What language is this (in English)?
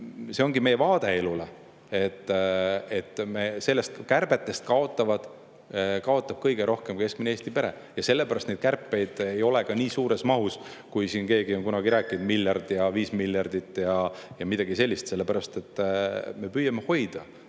Estonian